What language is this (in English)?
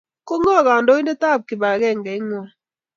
Kalenjin